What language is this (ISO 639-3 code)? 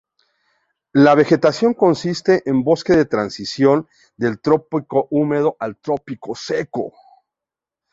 spa